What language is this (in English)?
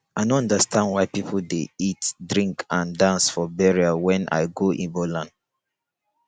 Nigerian Pidgin